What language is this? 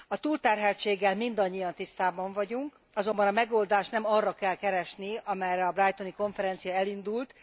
Hungarian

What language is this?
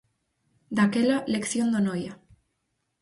Galician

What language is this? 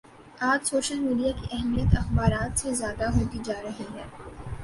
Urdu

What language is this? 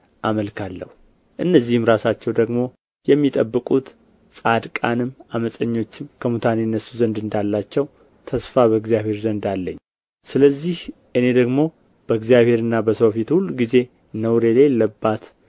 Amharic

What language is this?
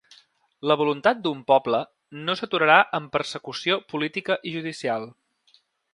Catalan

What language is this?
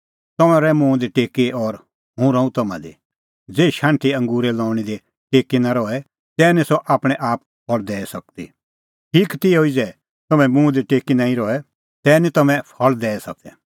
Kullu Pahari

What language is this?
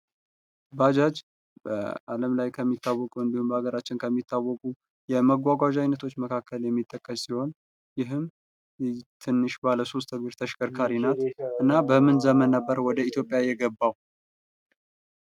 Amharic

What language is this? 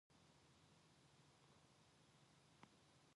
Korean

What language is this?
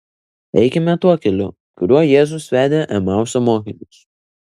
Lithuanian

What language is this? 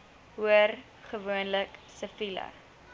Afrikaans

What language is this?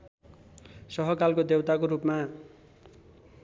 Nepali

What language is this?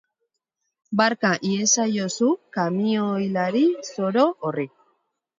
Basque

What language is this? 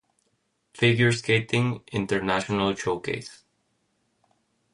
Spanish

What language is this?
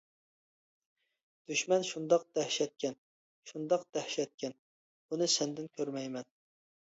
Uyghur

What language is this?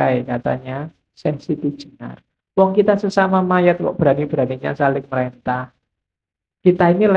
Indonesian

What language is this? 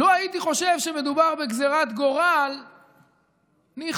Hebrew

